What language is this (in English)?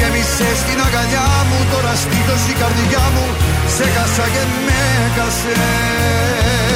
Greek